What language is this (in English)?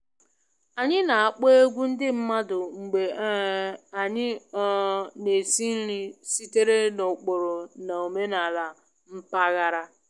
Igbo